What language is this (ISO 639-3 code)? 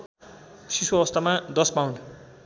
nep